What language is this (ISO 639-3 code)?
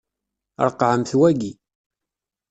kab